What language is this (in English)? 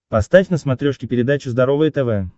Russian